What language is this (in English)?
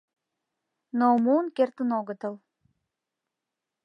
Mari